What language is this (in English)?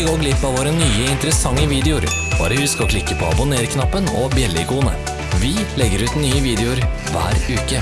Norwegian